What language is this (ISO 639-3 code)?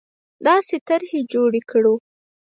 pus